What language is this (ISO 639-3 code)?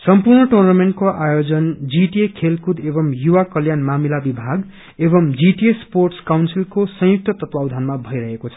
nep